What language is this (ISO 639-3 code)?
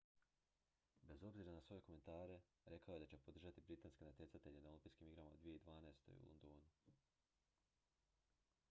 hrv